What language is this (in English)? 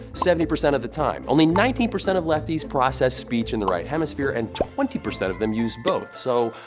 English